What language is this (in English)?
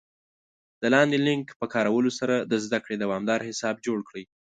Pashto